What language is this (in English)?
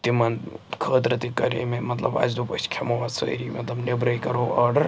Kashmiri